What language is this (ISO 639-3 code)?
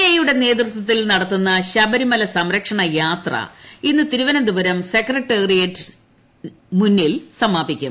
mal